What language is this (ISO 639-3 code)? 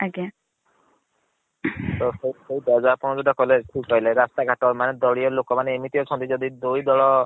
ori